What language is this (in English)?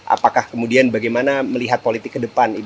Indonesian